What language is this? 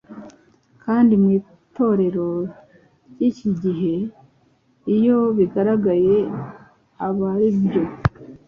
Kinyarwanda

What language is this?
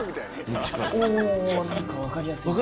Japanese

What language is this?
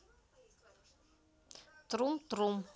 Russian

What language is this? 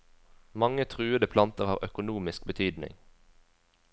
Norwegian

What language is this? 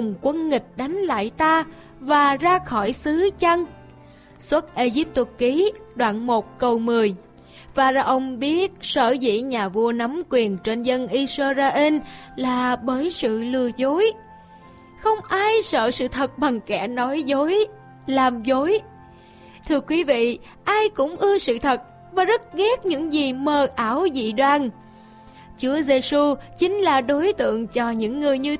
Vietnamese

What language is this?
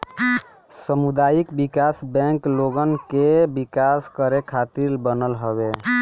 Bhojpuri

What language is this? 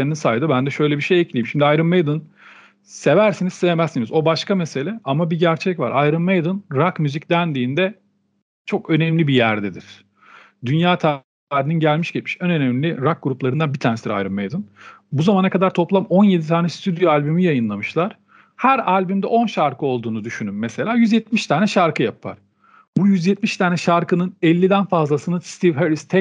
Turkish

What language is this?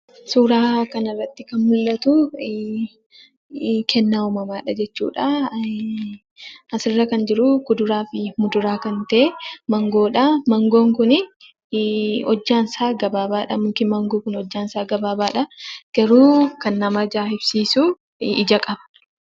Oromo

